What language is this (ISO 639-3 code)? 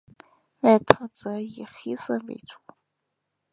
zho